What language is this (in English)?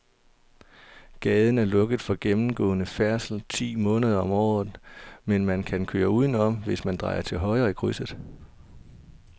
Danish